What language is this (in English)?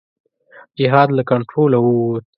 Pashto